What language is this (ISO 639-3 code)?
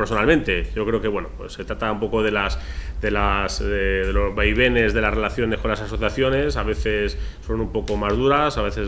spa